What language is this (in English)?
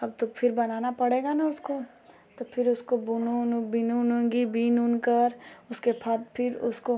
Hindi